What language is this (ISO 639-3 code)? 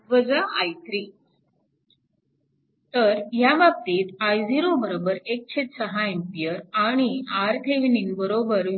mar